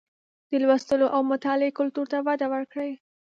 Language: Pashto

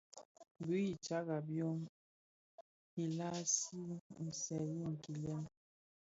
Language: Bafia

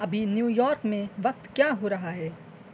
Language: Urdu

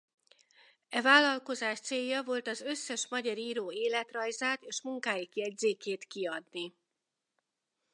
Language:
Hungarian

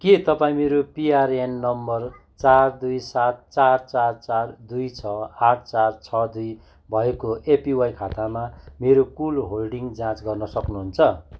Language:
Nepali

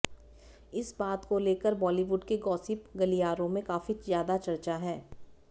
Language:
Hindi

